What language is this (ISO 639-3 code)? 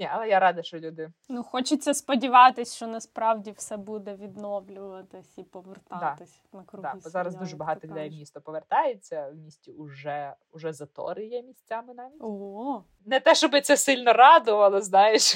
ukr